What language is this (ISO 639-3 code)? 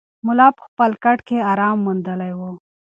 pus